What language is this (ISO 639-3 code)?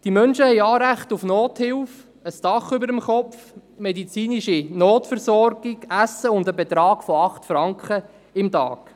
gsw